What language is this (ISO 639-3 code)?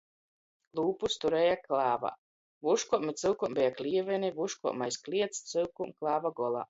ltg